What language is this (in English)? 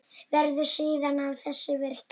Icelandic